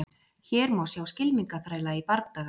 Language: Icelandic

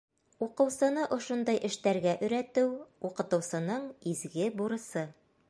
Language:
Bashkir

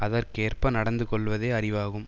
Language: Tamil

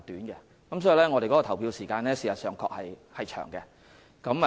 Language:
Cantonese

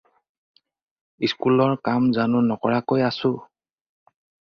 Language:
Assamese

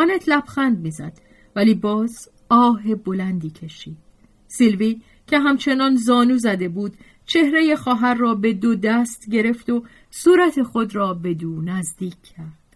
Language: Persian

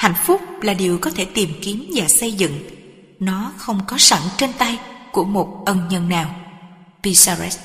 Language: Vietnamese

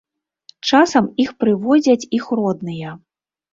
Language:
Belarusian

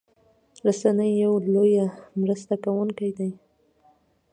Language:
Pashto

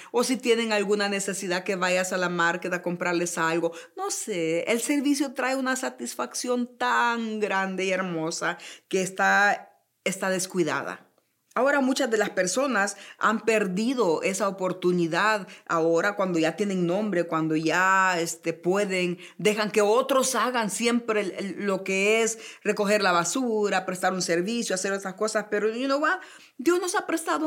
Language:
Spanish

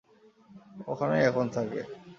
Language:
Bangla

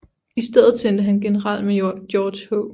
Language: Danish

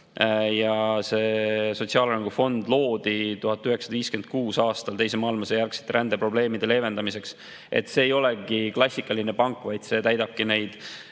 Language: Estonian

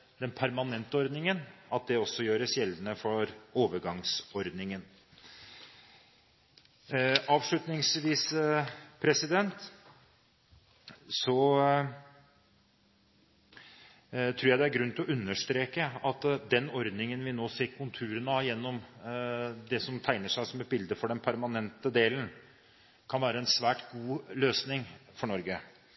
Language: Norwegian Bokmål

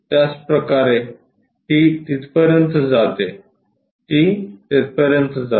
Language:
Marathi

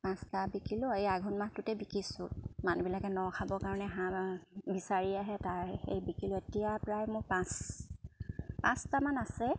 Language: Assamese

